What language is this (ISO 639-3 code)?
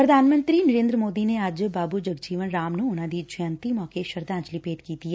pan